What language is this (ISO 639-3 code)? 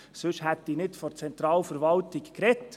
gsw